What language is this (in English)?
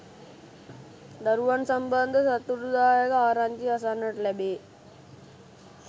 Sinhala